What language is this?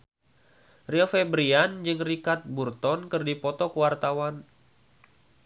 Sundanese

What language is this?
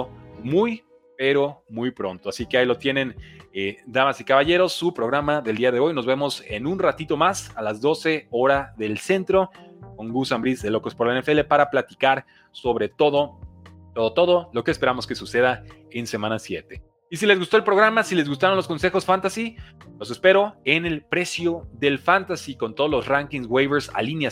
Spanish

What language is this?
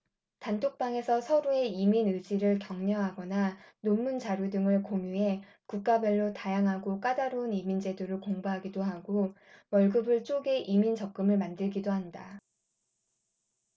Korean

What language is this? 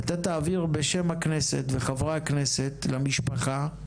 Hebrew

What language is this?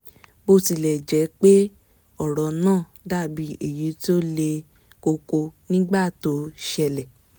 Yoruba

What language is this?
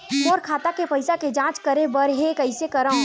Chhattisgarhi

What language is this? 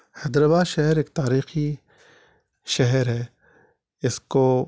Urdu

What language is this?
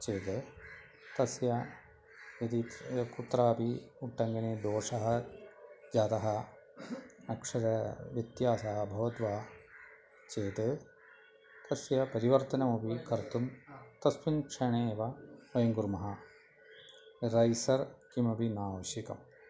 Sanskrit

